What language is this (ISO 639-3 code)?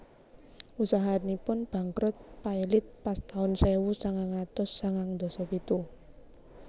jav